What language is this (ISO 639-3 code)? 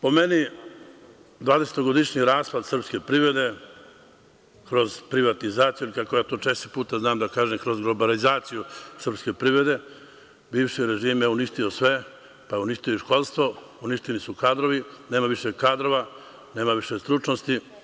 srp